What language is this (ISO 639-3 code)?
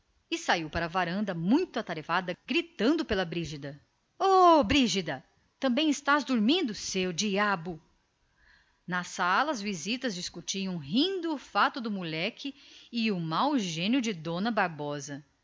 por